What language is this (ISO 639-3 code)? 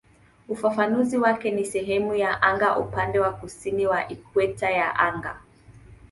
swa